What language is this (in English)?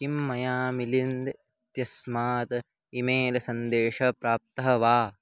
Sanskrit